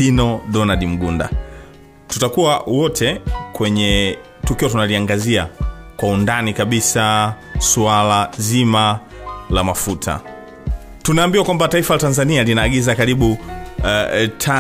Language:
Swahili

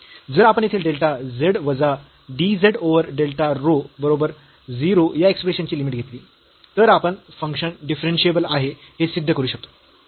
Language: Marathi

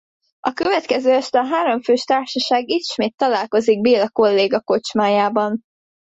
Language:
Hungarian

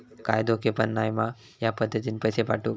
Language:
Marathi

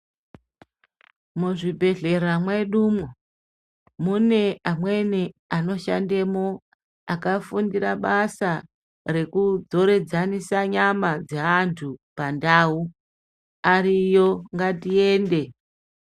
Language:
Ndau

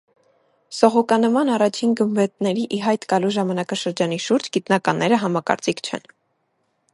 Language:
Armenian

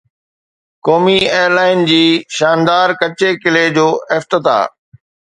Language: Sindhi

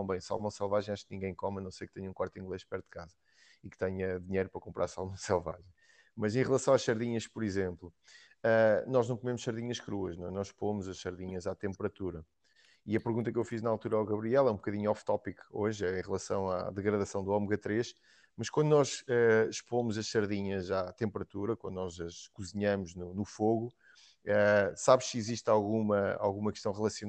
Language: Portuguese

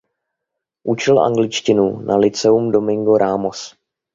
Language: Czech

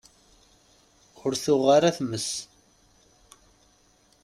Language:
Kabyle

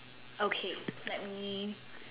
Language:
English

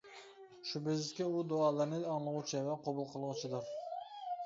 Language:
Uyghur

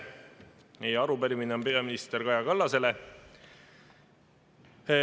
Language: Estonian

